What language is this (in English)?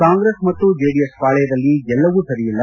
Kannada